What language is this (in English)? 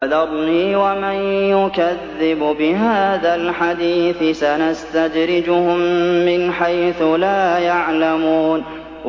Arabic